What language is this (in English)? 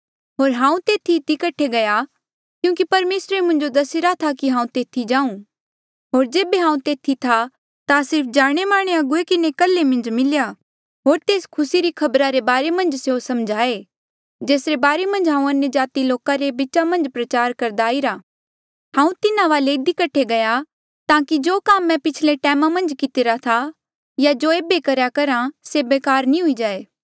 Mandeali